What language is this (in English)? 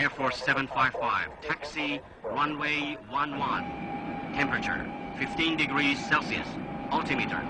Persian